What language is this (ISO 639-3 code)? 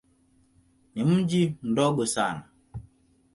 swa